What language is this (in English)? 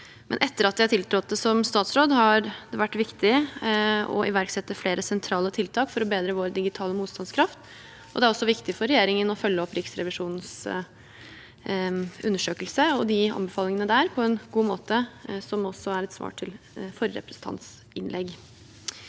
Norwegian